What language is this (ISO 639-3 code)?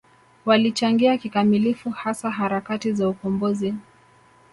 swa